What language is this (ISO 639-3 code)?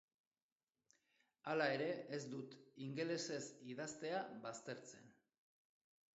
eus